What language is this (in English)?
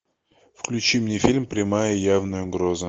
Russian